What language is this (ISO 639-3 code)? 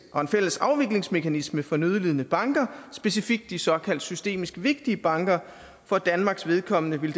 dan